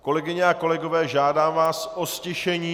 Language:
Czech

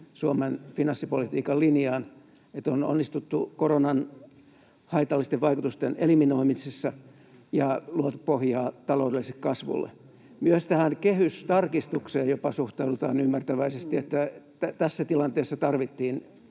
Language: Finnish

